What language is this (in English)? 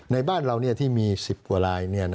Thai